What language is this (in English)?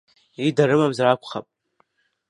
Abkhazian